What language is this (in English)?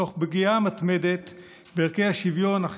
Hebrew